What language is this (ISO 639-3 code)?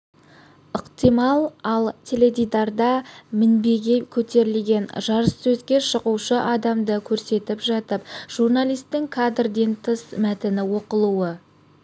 kaz